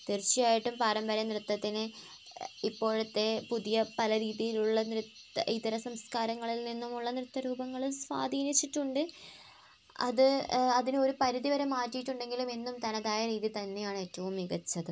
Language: Malayalam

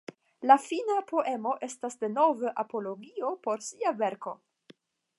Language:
Esperanto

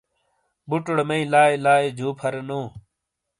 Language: Shina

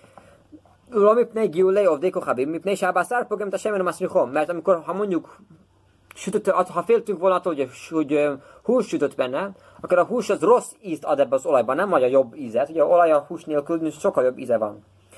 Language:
Hungarian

